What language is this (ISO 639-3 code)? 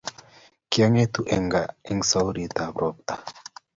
kln